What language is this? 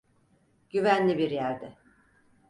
Turkish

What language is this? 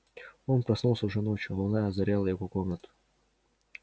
Russian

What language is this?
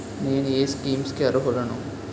Telugu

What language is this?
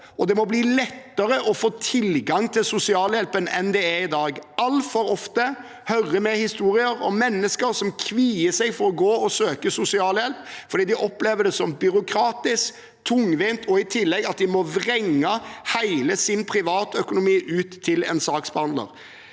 Norwegian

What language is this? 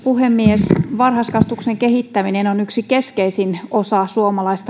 Finnish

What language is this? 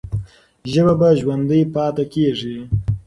Pashto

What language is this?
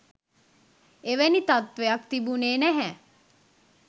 Sinhala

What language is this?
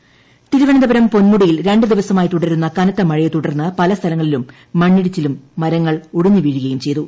Malayalam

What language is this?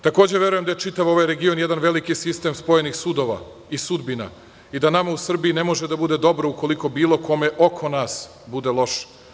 Serbian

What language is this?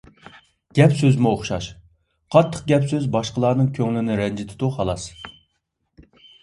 Uyghur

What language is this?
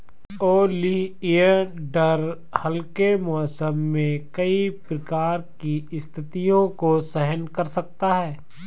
Hindi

